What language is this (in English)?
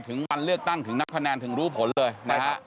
Thai